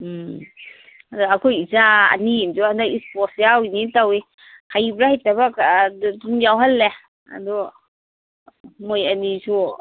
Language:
Manipuri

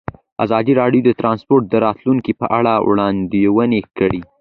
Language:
Pashto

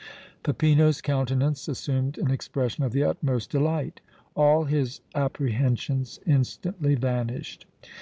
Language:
English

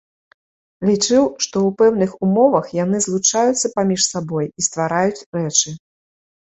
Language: Belarusian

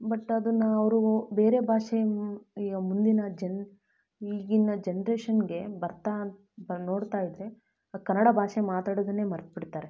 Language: Kannada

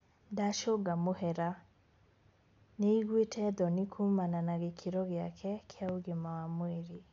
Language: Kikuyu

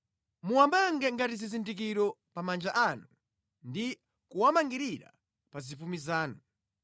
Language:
Nyanja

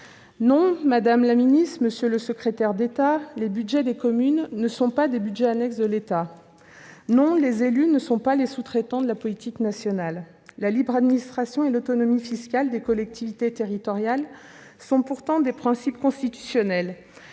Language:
French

